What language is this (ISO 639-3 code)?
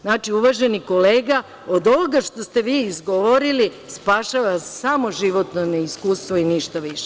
srp